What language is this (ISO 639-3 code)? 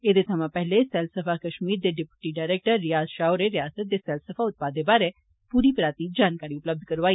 doi